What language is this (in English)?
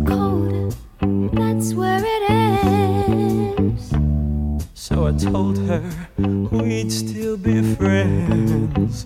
Italian